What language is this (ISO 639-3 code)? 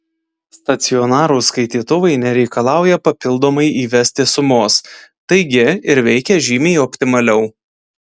lit